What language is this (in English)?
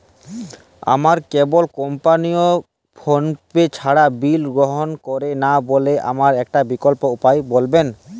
Bangla